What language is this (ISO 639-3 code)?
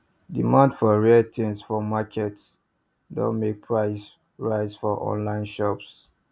pcm